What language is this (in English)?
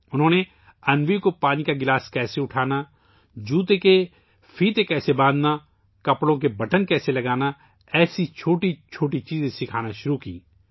Urdu